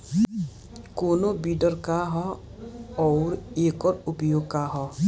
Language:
Bhojpuri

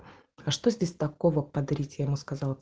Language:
Russian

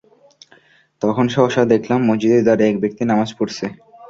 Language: Bangla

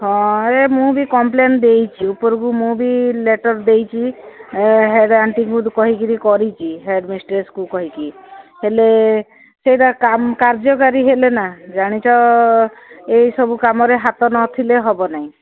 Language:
Odia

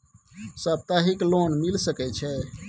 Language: Maithili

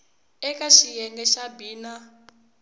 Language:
Tsonga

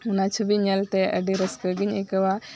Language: Santali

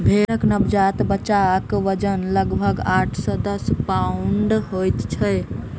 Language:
Maithili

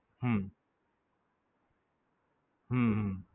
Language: Gujarati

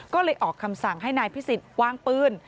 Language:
Thai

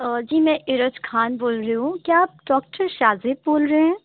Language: Urdu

